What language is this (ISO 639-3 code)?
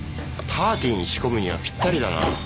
jpn